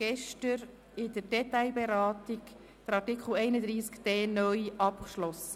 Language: Swiss German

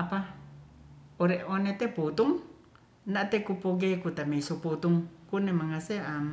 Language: Ratahan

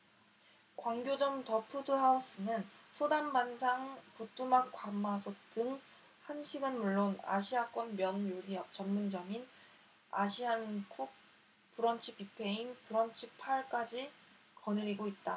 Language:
Korean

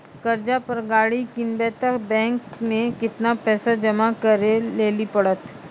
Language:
Maithili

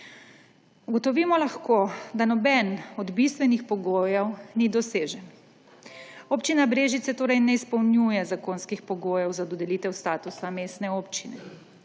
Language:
Slovenian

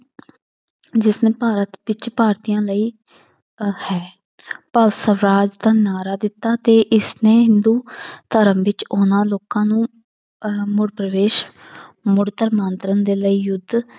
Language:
Punjabi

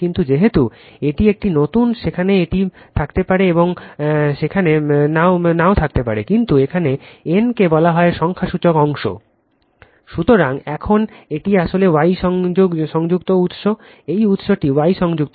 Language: Bangla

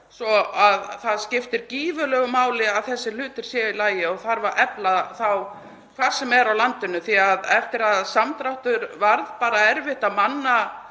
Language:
Icelandic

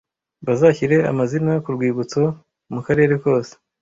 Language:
Kinyarwanda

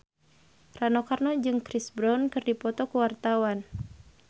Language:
Sundanese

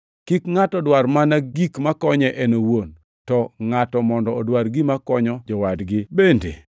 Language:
Luo (Kenya and Tanzania)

